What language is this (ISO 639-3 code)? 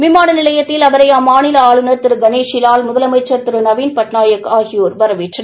tam